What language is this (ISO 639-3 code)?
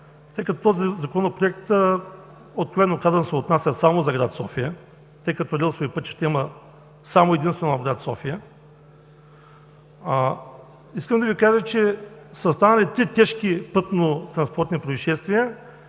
bul